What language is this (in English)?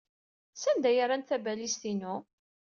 Kabyle